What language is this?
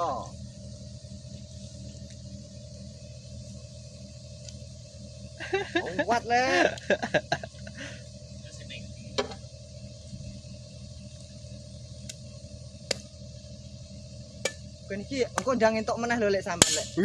Indonesian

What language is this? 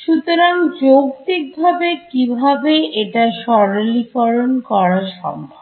Bangla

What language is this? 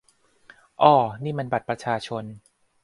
Thai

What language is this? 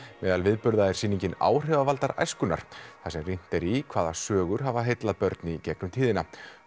Icelandic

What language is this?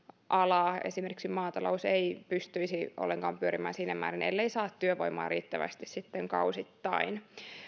Finnish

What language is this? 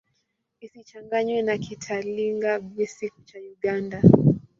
Swahili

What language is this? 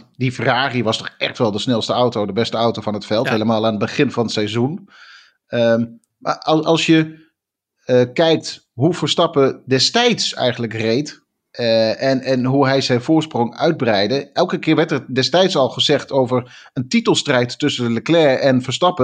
Dutch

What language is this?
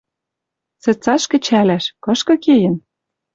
Western Mari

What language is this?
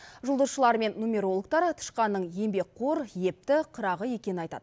Kazakh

